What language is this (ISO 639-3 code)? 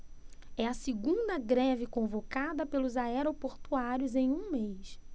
por